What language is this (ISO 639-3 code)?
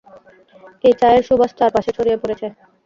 ben